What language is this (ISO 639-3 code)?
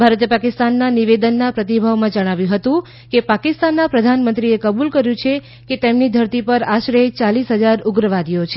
guj